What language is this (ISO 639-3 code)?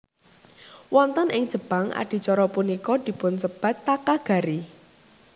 jav